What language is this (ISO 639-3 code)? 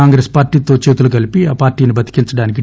tel